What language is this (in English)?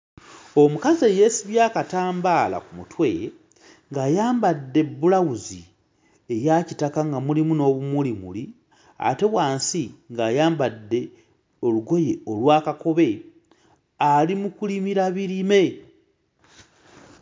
Ganda